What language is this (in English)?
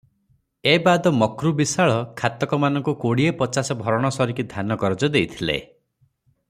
Odia